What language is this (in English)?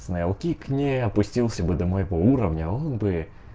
Russian